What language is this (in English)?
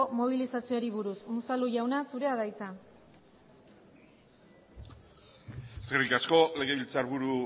Basque